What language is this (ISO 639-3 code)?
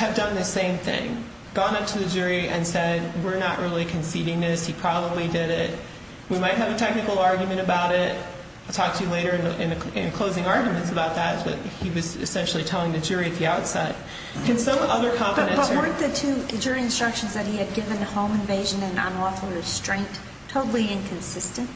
eng